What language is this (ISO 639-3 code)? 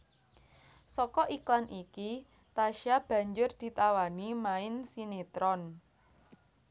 jav